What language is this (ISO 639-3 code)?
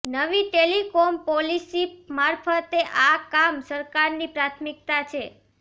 guj